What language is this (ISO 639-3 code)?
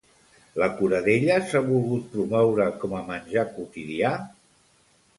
cat